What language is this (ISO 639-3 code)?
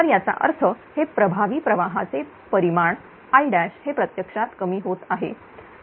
mar